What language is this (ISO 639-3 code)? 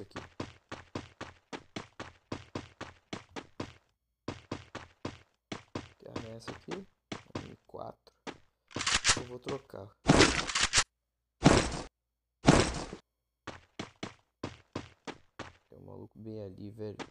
por